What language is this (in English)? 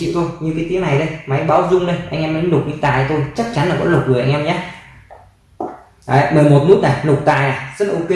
Vietnamese